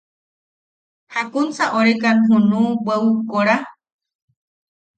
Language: Yaqui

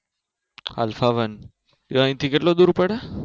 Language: Gujarati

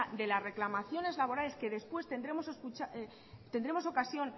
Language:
Spanish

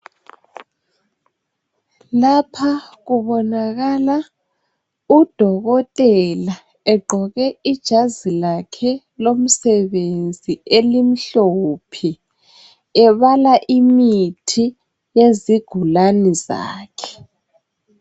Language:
North Ndebele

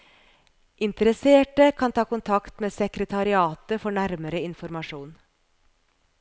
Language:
Norwegian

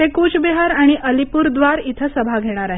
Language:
Marathi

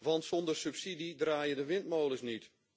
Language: Dutch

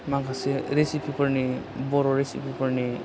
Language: Bodo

